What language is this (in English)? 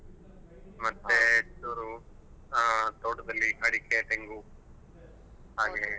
Kannada